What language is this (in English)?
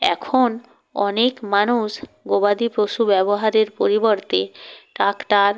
Bangla